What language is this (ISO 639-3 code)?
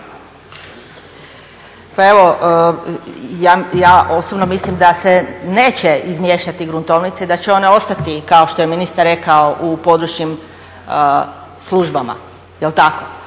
hrv